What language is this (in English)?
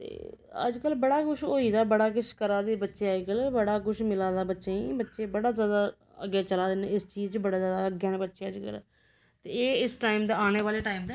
Dogri